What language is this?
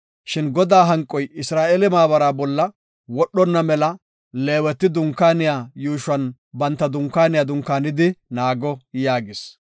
Gofa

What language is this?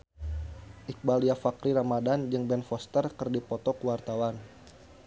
Sundanese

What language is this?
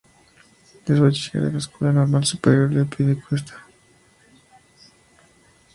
Spanish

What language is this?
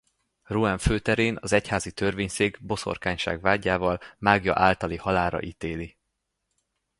Hungarian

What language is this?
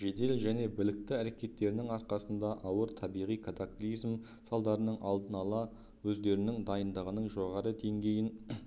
Kazakh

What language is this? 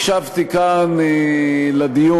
Hebrew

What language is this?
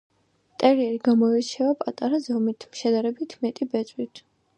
Georgian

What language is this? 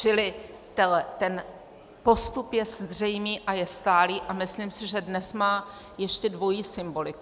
Czech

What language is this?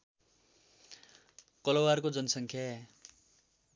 Nepali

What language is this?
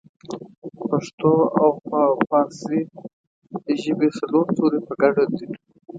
Pashto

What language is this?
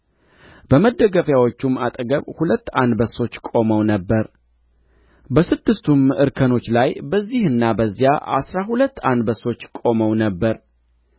Amharic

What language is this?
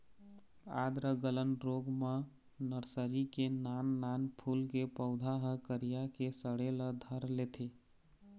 Chhattisgarhi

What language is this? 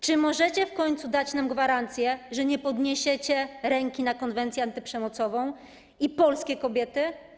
Polish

